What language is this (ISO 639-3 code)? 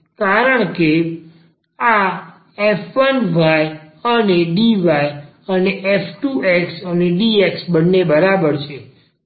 guj